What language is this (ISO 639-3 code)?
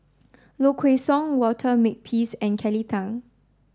eng